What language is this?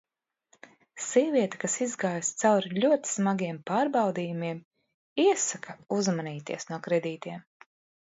Latvian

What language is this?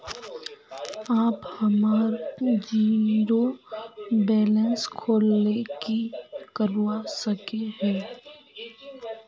Magahi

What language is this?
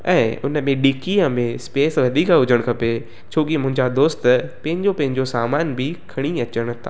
Sindhi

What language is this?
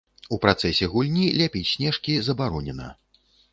Belarusian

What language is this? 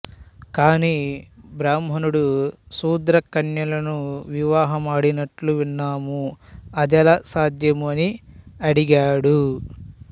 Telugu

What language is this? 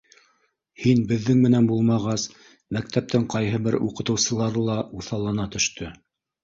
Bashkir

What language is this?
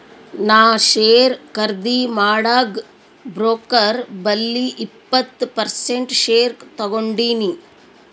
Kannada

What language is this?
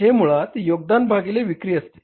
Marathi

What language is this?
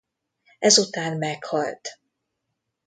Hungarian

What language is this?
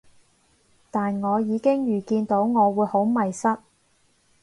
Cantonese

